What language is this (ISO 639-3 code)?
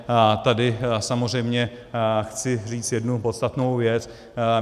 ces